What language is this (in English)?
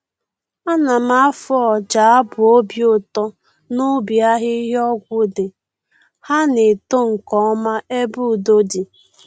Igbo